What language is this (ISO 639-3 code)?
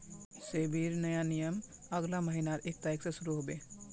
mag